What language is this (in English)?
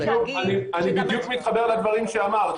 Hebrew